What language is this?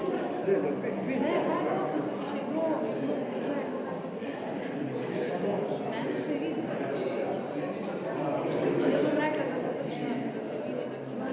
Slovenian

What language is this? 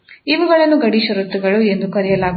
Kannada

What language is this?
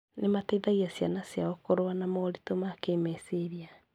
Kikuyu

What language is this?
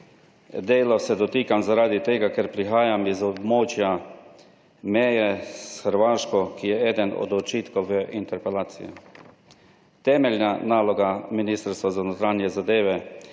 Slovenian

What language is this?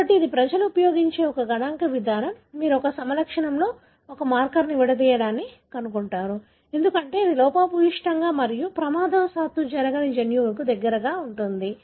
Telugu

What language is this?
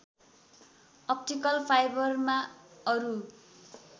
Nepali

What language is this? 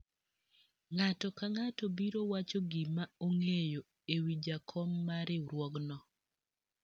Luo (Kenya and Tanzania)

